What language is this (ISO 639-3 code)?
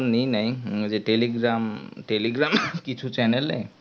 ben